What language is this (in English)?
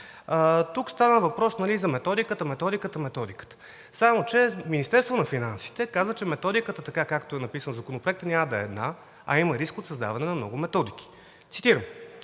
Bulgarian